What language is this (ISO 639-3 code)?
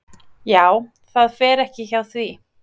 isl